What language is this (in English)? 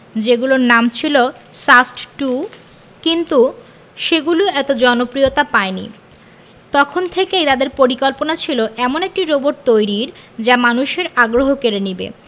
Bangla